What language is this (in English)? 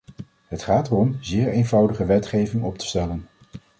Dutch